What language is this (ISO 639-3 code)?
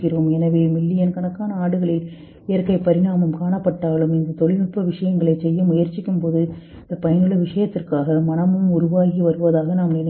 tam